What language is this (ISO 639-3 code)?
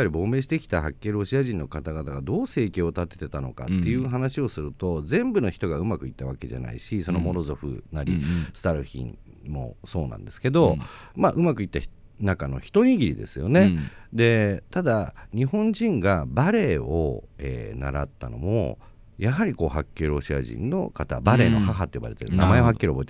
jpn